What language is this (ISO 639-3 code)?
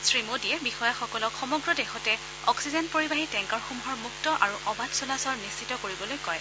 asm